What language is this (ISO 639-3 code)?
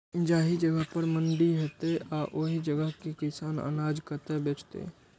mai